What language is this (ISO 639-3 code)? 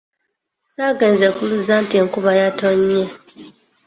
lug